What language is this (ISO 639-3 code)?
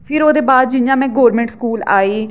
doi